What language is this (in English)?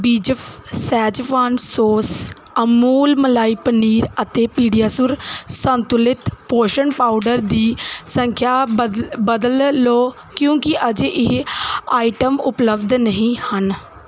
Punjabi